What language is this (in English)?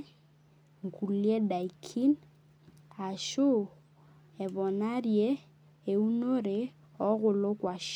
Masai